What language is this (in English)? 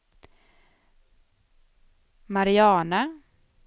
Swedish